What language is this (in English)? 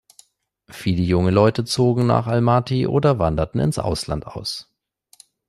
German